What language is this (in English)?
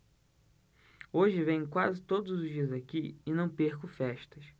Portuguese